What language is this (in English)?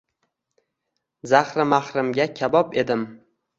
Uzbek